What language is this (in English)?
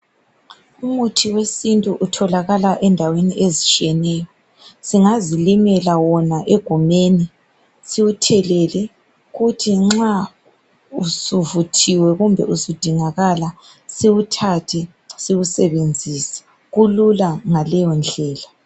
North Ndebele